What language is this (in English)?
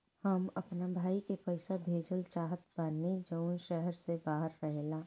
Bhojpuri